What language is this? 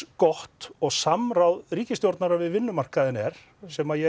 Icelandic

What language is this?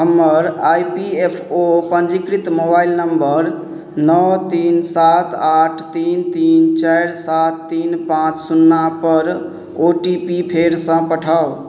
Maithili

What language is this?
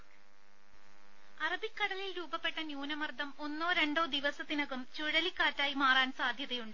Malayalam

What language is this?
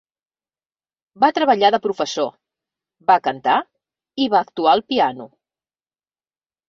Catalan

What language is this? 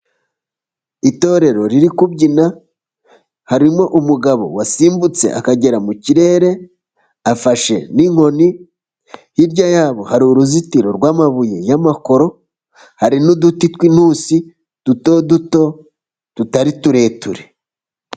Kinyarwanda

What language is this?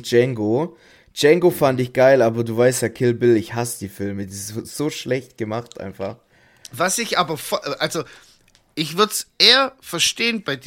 German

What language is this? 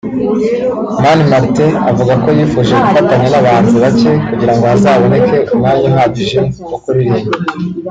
Kinyarwanda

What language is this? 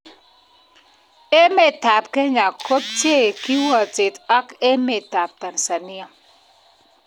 Kalenjin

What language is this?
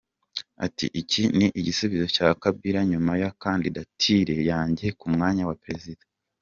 Kinyarwanda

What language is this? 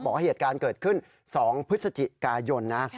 Thai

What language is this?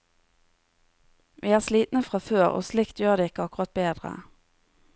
Norwegian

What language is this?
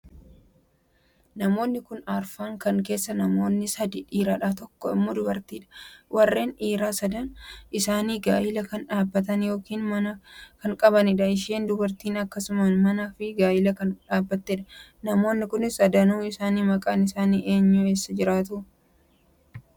Oromo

